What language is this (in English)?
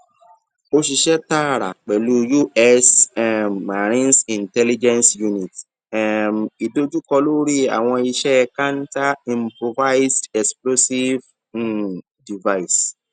Yoruba